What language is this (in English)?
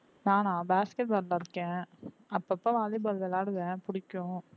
Tamil